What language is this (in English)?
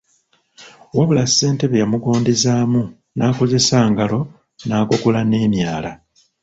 Ganda